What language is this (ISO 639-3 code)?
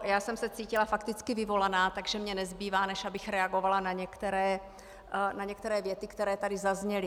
ces